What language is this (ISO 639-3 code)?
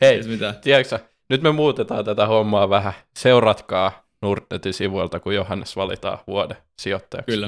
fin